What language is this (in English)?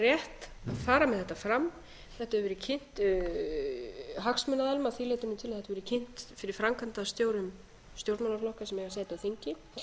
Icelandic